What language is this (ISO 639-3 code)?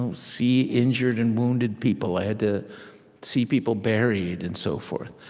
eng